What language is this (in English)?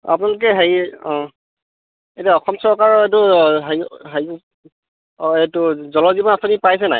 Assamese